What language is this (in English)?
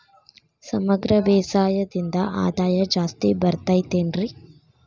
Kannada